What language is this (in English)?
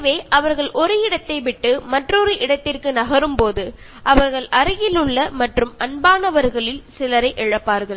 Tamil